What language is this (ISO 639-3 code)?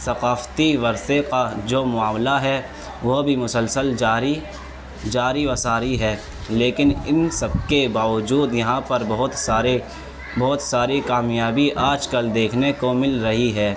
urd